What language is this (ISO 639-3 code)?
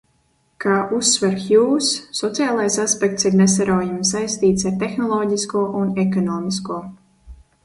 lav